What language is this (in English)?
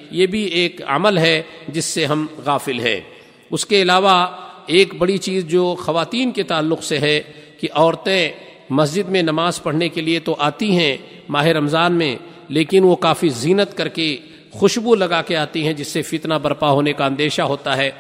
Urdu